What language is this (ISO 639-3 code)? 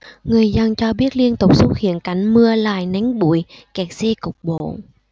vie